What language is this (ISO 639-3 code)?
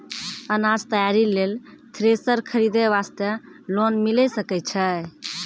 mai